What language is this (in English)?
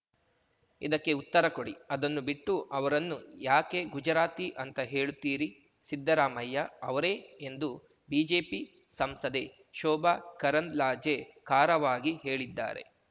Kannada